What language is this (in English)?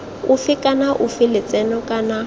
Tswana